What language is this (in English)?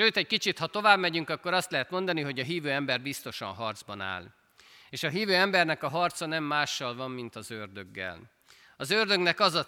Hungarian